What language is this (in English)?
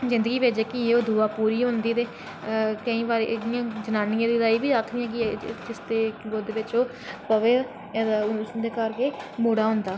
Dogri